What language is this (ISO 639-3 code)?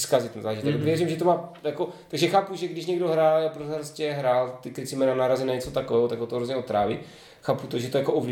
ces